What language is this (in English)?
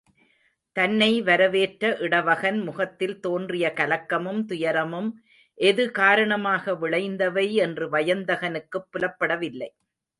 Tamil